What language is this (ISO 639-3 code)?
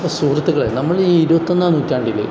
mal